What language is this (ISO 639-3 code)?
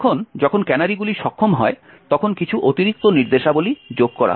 ben